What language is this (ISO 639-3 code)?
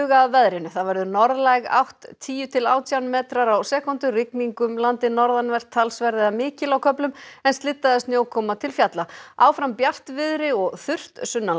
isl